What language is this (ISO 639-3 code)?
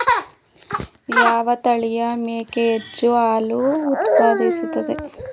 kan